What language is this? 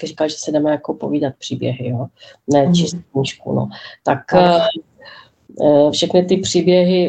Czech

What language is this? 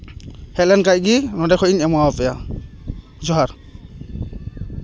Santali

